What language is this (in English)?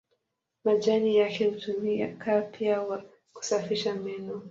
Swahili